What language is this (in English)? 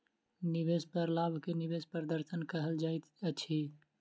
Maithili